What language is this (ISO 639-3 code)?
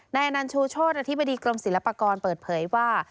tha